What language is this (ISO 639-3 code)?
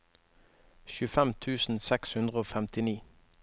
nor